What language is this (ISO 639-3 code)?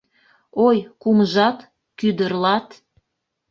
chm